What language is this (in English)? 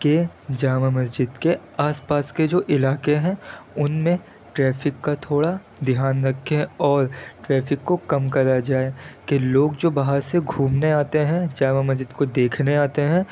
Urdu